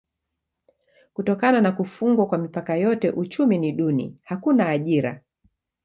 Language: Swahili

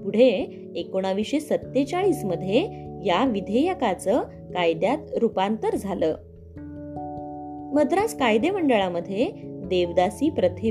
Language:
Marathi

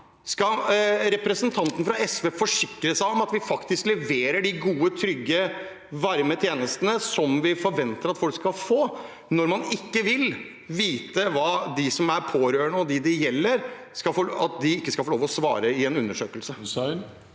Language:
Norwegian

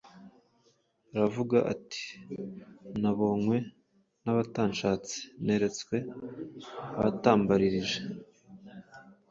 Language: Kinyarwanda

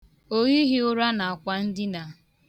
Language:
Igbo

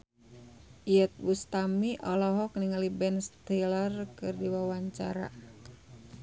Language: Sundanese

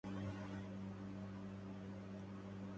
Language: Arabic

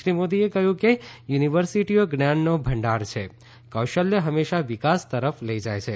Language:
Gujarati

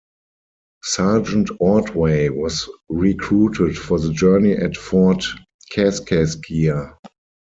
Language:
English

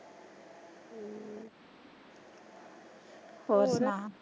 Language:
Punjabi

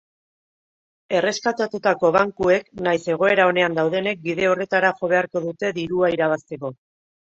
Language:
Basque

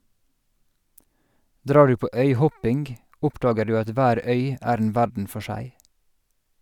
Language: Norwegian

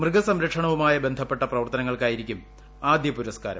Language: Malayalam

